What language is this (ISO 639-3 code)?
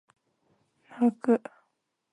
jpn